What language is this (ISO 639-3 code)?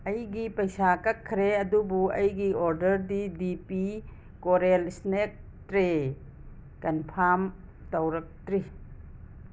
mni